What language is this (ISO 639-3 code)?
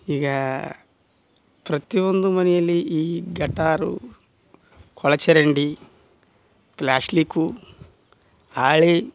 kan